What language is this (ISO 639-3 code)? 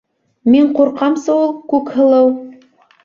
bak